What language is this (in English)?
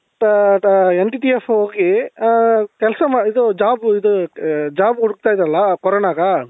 Kannada